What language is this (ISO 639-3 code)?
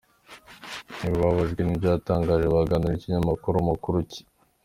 kin